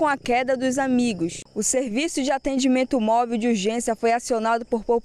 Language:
Portuguese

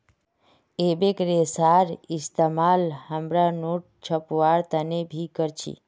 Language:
Magahi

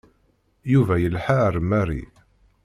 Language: Kabyle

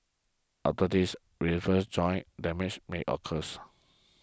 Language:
English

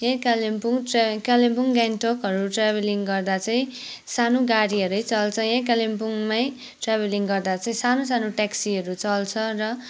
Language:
Nepali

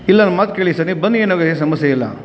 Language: Kannada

